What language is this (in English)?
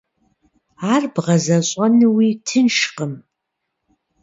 Kabardian